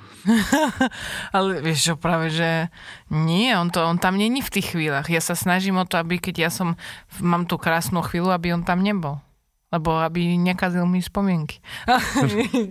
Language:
Slovak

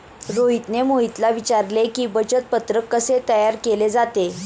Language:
Marathi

